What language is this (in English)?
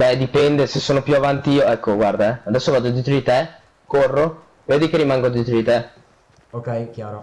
Italian